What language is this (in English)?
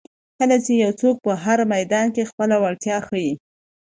Pashto